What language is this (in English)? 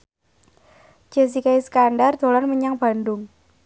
Javanese